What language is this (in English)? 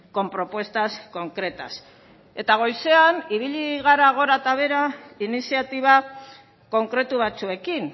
Basque